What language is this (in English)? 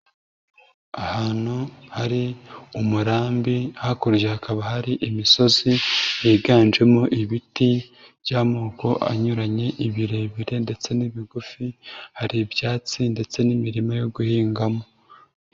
Kinyarwanda